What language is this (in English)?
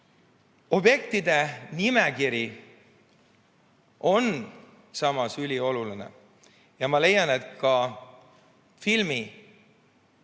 Estonian